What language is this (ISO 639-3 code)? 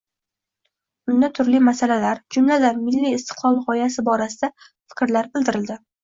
uzb